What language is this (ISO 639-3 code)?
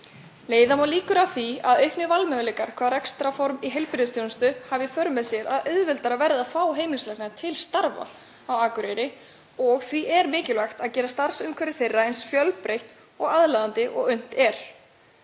isl